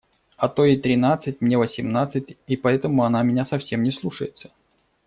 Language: Russian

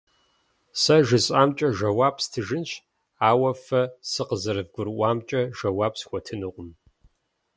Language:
Kabardian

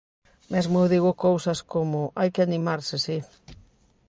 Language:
Galician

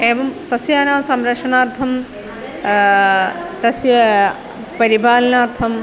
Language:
Sanskrit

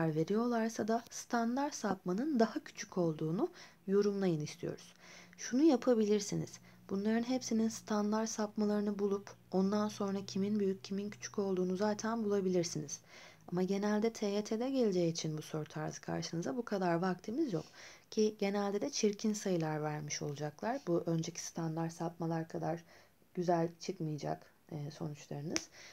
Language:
Turkish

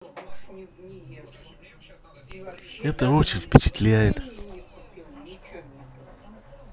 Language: Russian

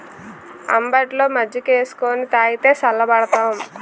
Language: Telugu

